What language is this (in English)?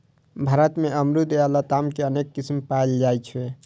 Maithili